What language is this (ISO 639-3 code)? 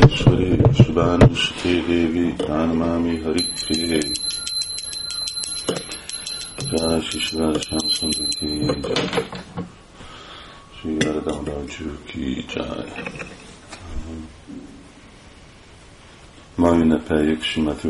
hun